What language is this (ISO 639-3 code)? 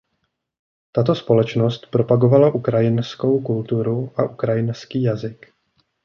ces